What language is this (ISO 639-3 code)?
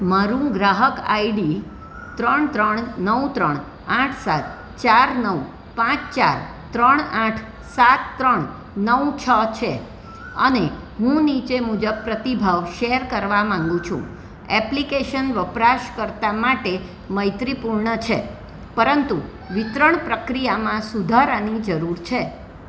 guj